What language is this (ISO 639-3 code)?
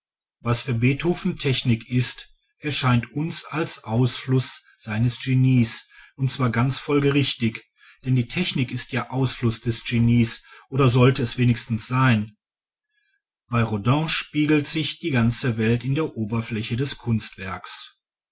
deu